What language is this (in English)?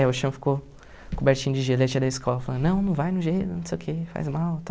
Portuguese